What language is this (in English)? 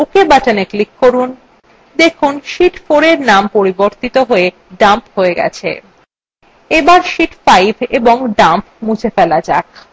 Bangla